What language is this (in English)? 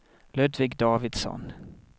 Swedish